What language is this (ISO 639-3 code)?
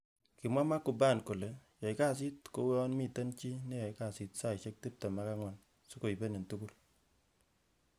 kln